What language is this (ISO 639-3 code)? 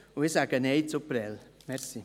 gsw